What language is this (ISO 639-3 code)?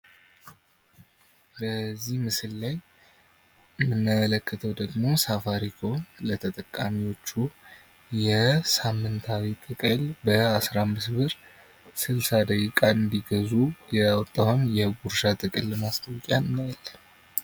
amh